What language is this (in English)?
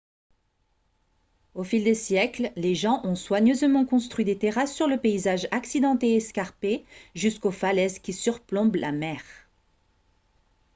French